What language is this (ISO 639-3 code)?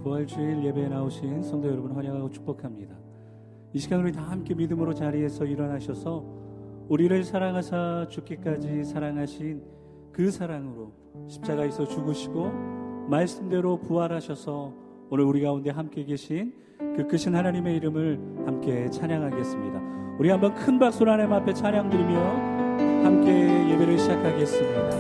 kor